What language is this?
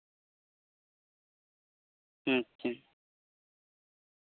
Santali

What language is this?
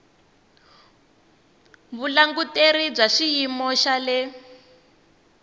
Tsonga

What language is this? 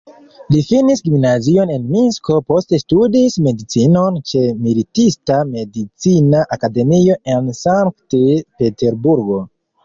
Esperanto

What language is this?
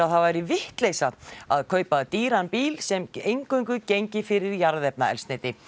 Icelandic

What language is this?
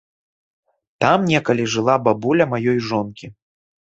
Belarusian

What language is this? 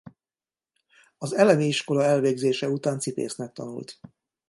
Hungarian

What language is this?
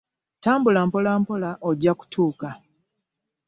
Ganda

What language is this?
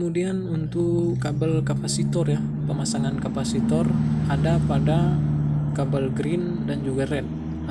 Indonesian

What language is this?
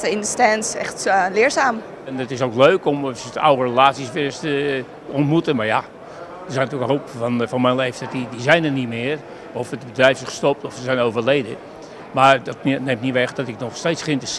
Dutch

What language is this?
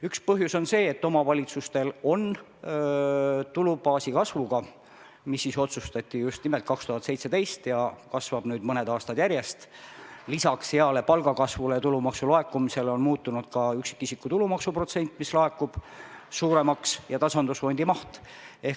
Estonian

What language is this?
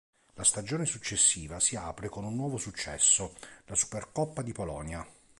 Italian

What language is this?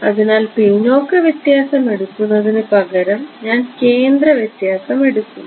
Malayalam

